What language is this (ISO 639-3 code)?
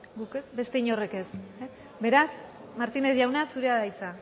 eus